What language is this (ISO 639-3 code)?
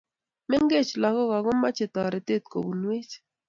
kln